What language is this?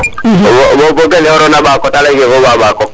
Serer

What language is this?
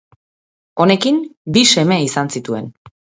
Basque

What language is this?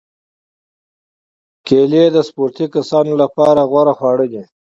Pashto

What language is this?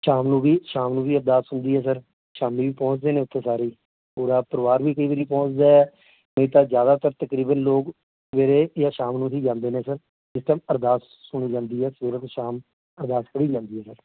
Punjabi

